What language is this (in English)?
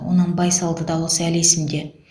Kazakh